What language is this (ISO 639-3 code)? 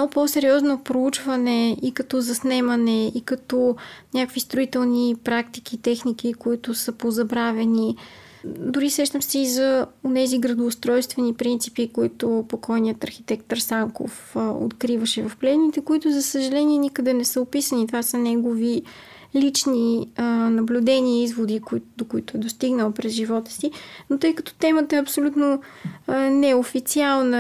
bul